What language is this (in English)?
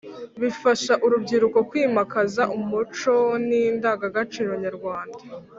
Kinyarwanda